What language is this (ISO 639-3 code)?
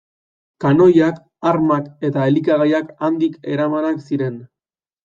eus